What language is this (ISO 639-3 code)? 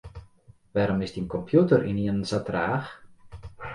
fry